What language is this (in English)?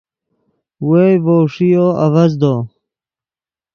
Yidgha